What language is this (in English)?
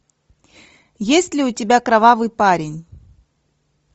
Russian